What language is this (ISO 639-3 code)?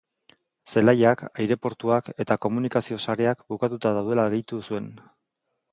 eus